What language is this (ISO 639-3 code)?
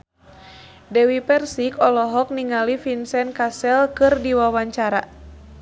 sun